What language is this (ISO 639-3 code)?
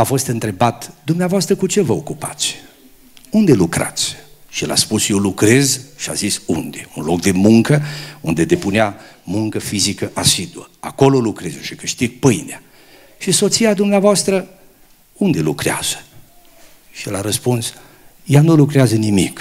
ron